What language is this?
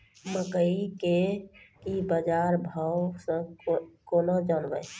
Maithili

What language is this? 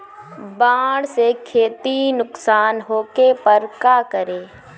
Bhojpuri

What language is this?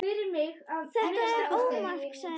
Icelandic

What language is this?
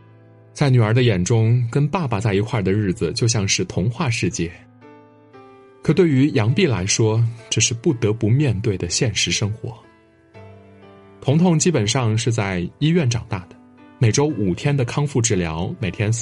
Chinese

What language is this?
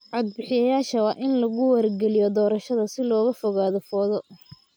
Somali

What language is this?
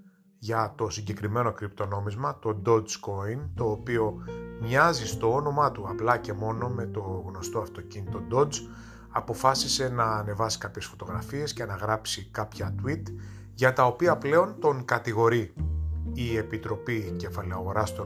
Greek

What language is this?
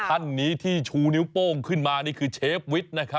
Thai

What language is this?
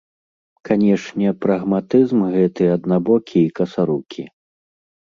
Belarusian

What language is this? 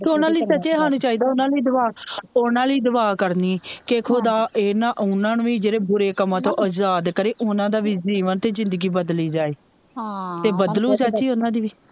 Punjabi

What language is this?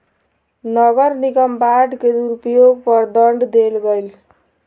Maithili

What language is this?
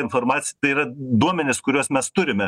Lithuanian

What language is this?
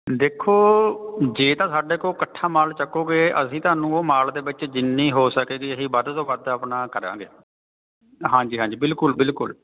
Punjabi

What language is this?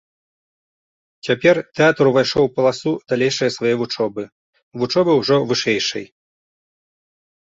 Belarusian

